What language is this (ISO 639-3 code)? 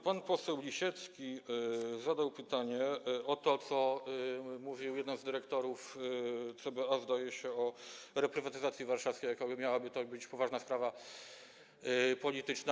pol